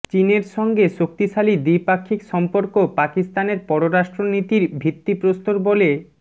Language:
Bangla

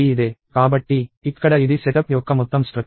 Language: Telugu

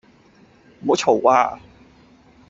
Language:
Cantonese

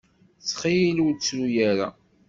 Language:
Kabyle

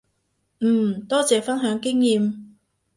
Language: Cantonese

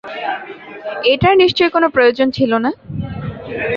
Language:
Bangla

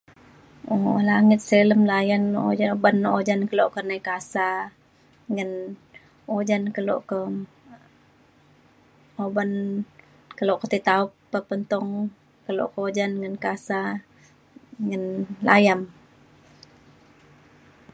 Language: Mainstream Kenyah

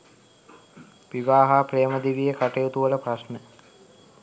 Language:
Sinhala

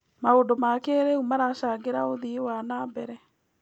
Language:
Kikuyu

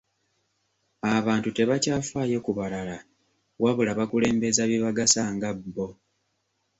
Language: Ganda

